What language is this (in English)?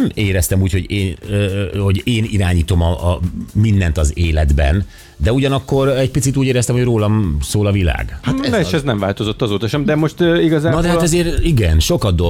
Hungarian